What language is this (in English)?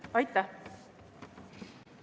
Estonian